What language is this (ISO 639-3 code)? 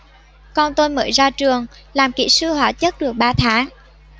vie